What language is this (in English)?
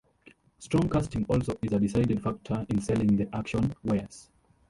English